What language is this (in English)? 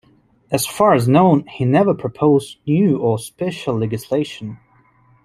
English